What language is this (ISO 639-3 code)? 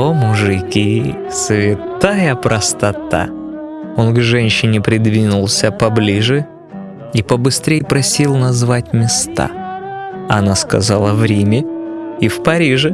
rus